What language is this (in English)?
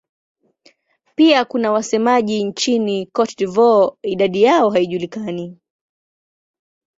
Swahili